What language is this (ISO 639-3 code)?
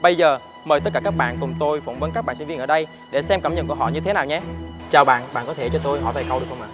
vie